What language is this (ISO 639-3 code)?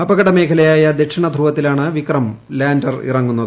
mal